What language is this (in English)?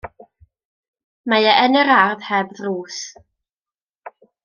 Welsh